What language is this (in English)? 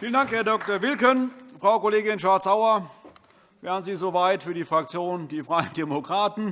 German